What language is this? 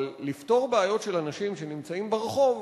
Hebrew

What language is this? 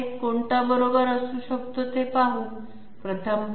Marathi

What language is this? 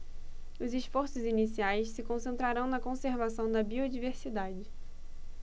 Portuguese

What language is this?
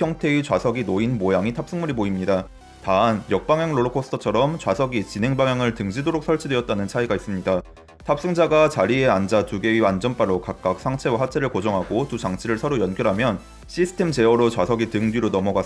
Korean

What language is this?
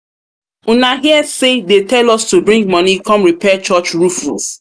Nigerian Pidgin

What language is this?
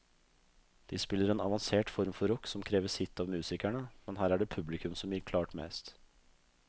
Norwegian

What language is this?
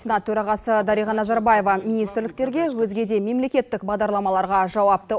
Kazakh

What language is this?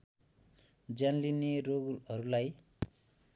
Nepali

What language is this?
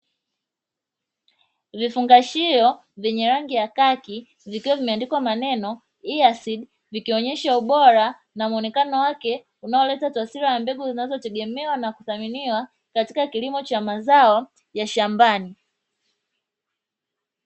Swahili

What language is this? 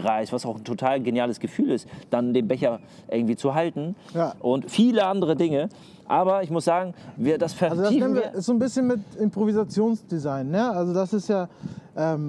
German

